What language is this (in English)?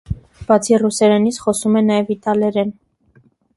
Armenian